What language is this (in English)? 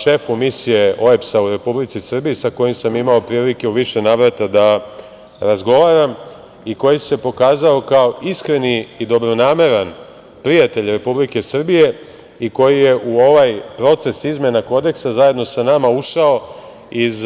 Serbian